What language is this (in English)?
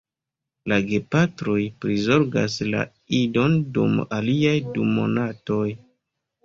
Esperanto